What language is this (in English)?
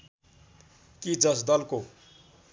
Nepali